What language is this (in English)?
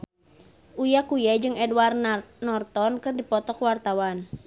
Sundanese